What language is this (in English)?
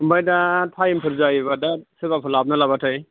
Bodo